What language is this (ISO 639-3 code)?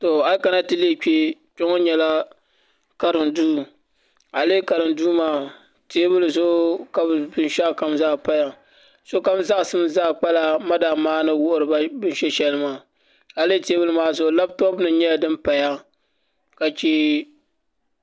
dag